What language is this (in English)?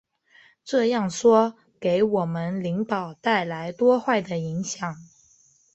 Chinese